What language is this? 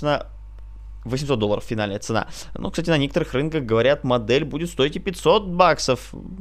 Russian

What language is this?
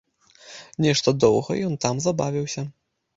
Belarusian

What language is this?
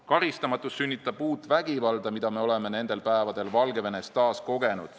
Estonian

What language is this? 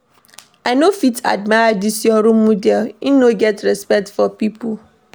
Nigerian Pidgin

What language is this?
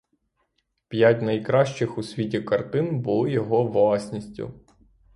Ukrainian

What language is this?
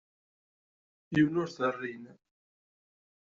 Kabyle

